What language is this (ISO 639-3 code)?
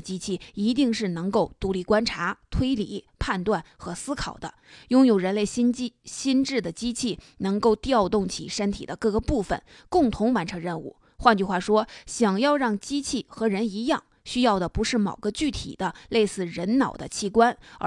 zho